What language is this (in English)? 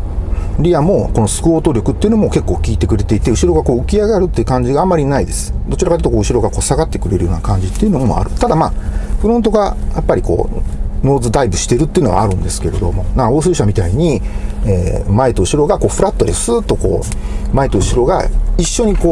Japanese